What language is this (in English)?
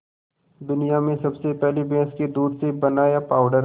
Hindi